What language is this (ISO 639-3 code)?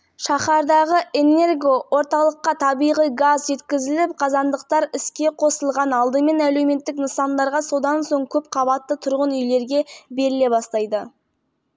kaz